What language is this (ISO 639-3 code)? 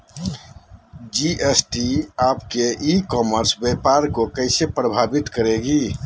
mag